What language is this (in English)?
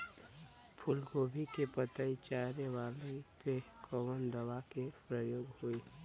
Bhojpuri